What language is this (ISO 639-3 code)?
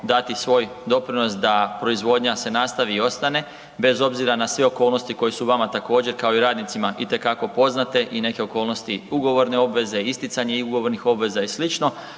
hrv